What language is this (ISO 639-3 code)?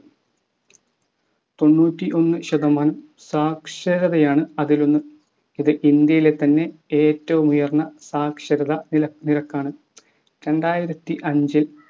mal